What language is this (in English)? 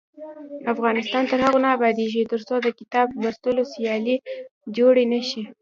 Pashto